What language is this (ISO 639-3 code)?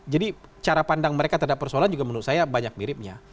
ind